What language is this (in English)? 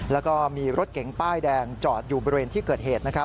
Thai